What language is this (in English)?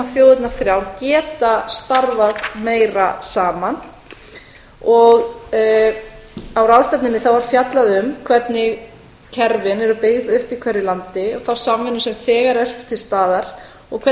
Icelandic